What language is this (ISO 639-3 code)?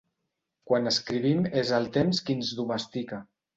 cat